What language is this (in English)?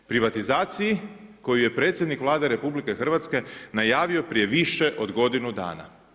Croatian